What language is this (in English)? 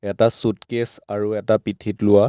Assamese